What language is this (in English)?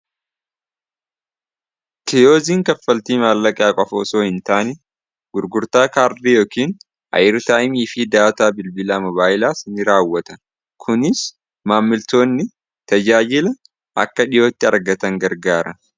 Oromo